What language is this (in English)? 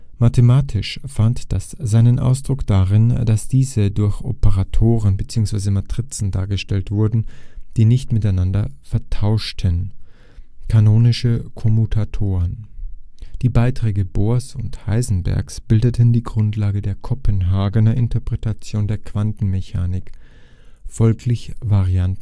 German